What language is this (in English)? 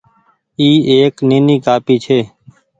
Goaria